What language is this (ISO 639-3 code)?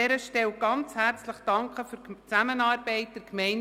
gsw